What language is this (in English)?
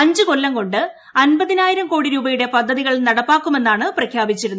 Malayalam